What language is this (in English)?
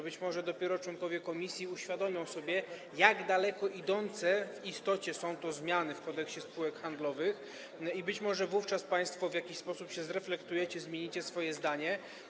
Polish